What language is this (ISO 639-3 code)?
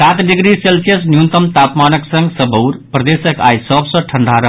mai